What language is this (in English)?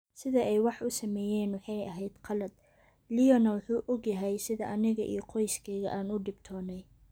Somali